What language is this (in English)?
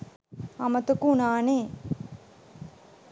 Sinhala